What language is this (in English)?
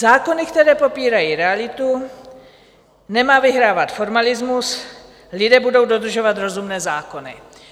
Czech